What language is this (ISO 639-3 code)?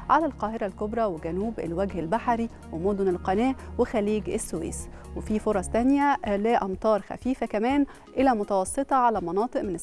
ara